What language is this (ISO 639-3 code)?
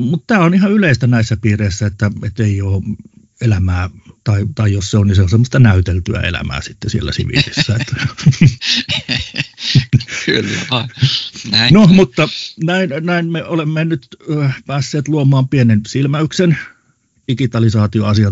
fin